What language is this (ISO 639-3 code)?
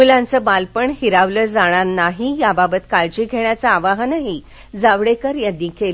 mar